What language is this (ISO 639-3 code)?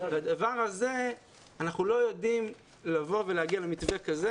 heb